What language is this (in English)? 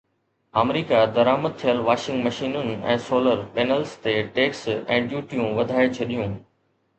Sindhi